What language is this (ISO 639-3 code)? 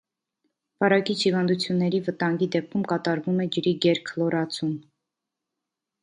hye